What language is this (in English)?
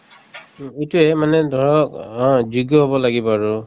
Assamese